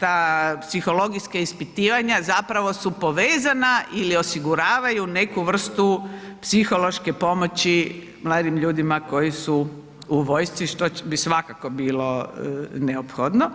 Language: Croatian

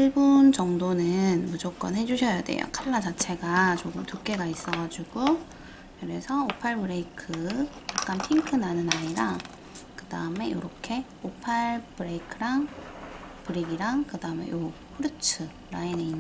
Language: Korean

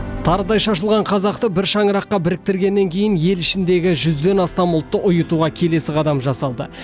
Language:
Kazakh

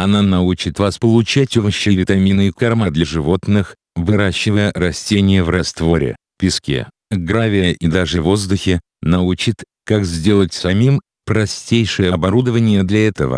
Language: Russian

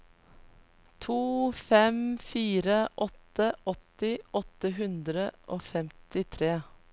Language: Norwegian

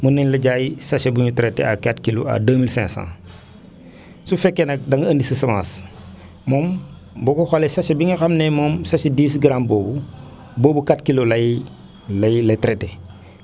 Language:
Wolof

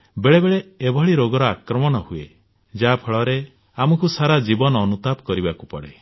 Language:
Odia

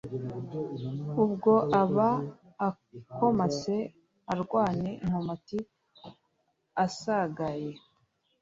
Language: Kinyarwanda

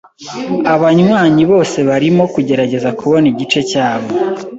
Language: Kinyarwanda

